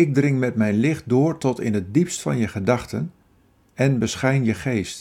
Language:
Dutch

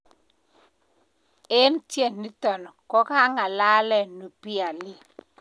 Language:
Kalenjin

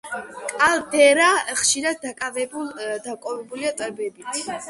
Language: Georgian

